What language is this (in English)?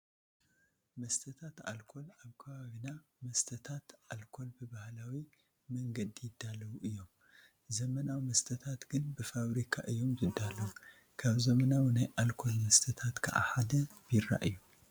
Tigrinya